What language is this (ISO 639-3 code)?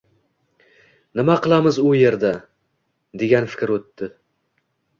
uzb